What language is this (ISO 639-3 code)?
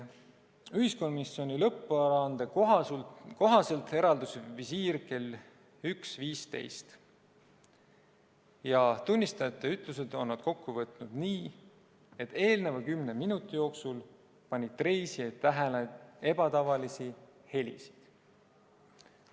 est